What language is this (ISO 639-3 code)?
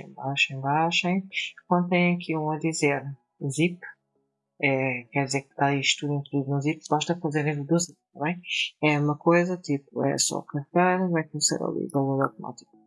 por